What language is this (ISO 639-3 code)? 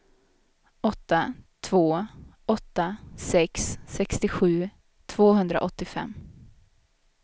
swe